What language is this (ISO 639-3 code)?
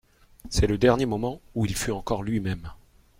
fra